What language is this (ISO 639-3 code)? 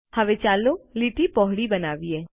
guj